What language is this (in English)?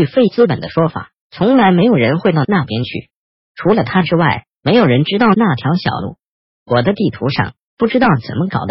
Chinese